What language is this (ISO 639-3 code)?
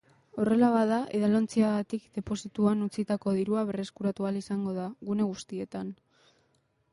eus